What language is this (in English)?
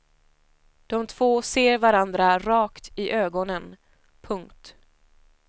Swedish